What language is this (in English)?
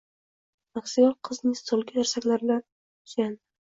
Uzbek